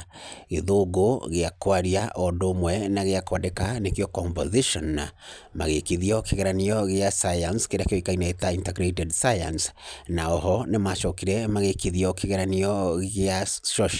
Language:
Kikuyu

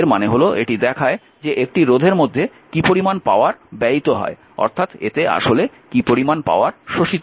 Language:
Bangla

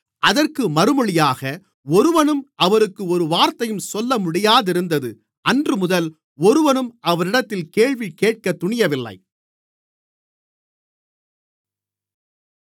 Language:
Tamil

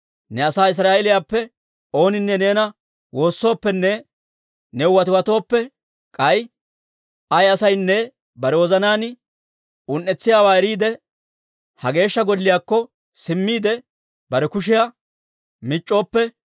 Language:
Dawro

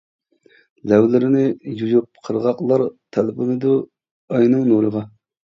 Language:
Uyghur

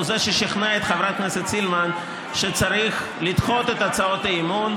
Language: Hebrew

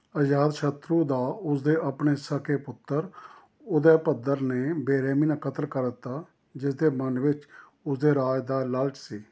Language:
Punjabi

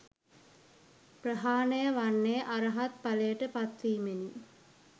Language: Sinhala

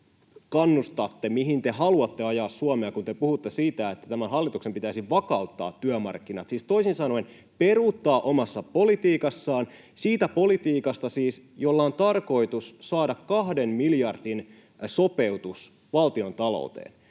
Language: Finnish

